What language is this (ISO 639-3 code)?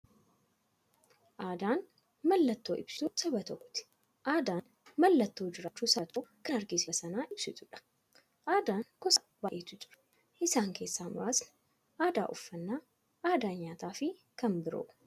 orm